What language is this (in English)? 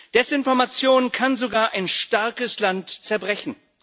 German